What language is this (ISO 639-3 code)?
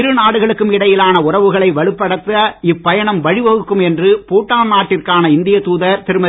tam